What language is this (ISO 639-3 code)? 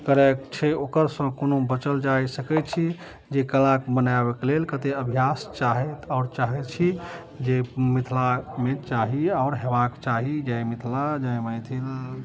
mai